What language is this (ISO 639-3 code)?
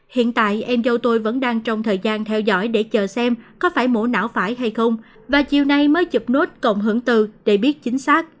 vie